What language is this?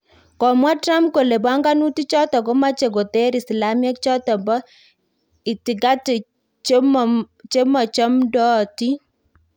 Kalenjin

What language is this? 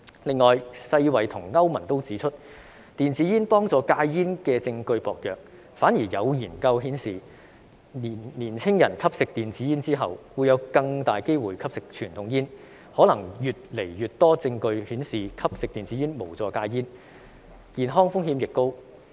Cantonese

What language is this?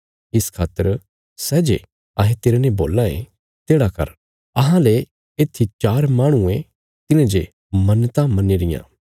Bilaspuri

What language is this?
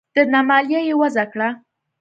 Pashto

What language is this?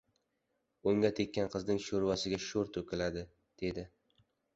Uzbek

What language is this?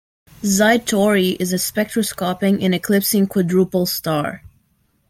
English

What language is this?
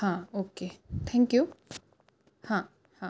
Marathi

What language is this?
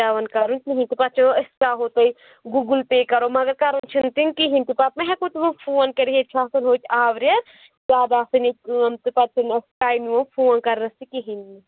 Kashmiri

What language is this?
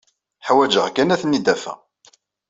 Kabyle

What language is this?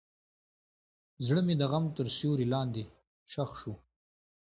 Pashto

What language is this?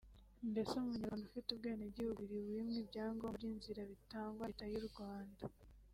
Kinyarwanda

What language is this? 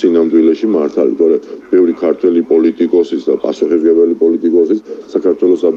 Romanian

